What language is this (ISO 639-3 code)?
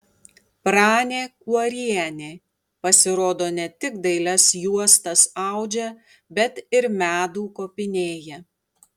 lit